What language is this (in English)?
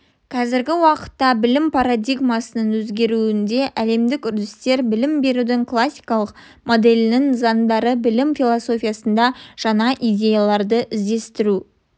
Kazakh